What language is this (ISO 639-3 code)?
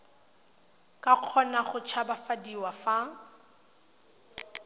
tsn